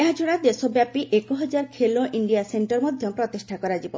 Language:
Odia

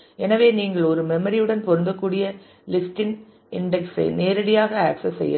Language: Tamil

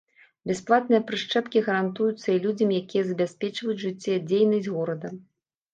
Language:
Belarusian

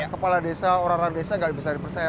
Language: Indonesian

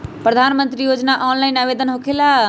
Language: Magahi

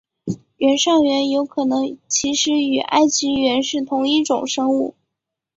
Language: Chinese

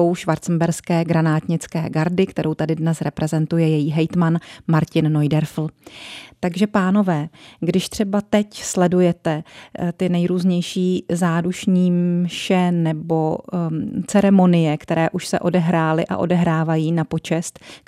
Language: Czech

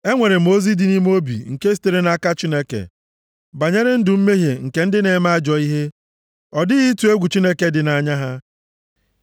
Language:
Igbo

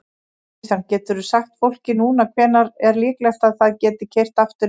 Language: Icelandic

